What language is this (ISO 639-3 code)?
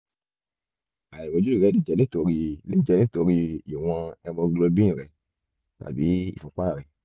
yor